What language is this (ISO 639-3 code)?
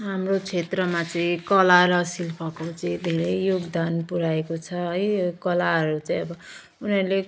nep